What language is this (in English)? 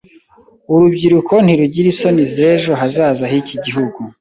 Kinyarwanda